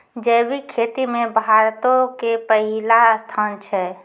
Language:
Maithili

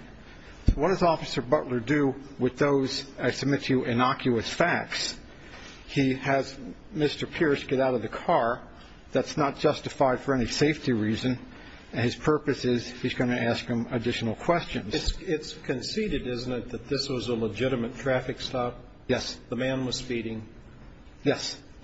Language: English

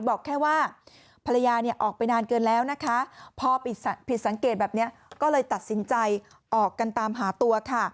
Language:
Thai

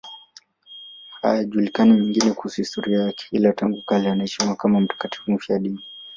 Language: Swahili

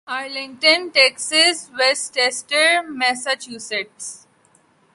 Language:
Urdu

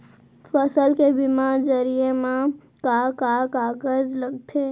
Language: Chhattisgarhi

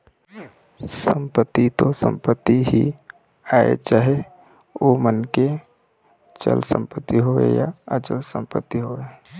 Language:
Chhattisgarhi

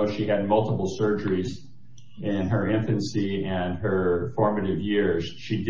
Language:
English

